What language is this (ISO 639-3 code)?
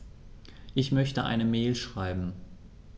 deu